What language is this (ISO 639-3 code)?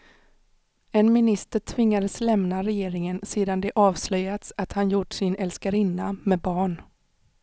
swe